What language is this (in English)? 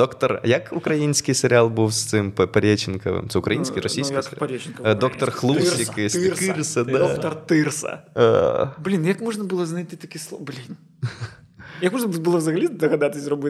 Ukrainian